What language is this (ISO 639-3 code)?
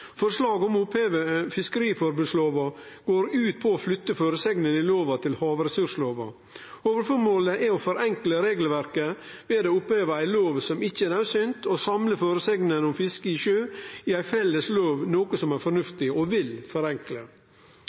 nno